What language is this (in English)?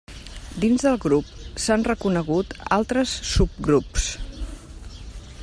Catalan